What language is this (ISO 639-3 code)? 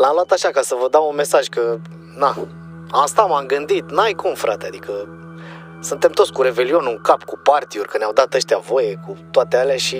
ron